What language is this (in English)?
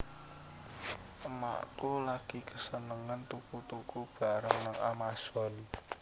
Javanese